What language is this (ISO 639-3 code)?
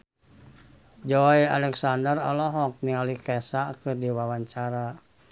sun